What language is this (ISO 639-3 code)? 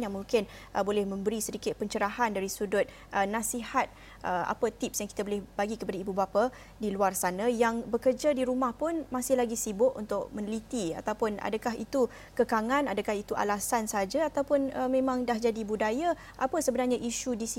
msa